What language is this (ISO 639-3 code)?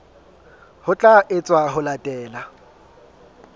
sot